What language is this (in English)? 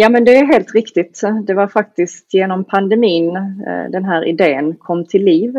Swedish